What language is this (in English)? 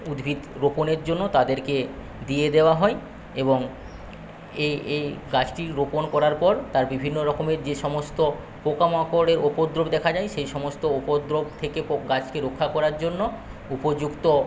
Bangla